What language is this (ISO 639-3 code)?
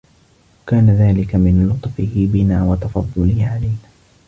ara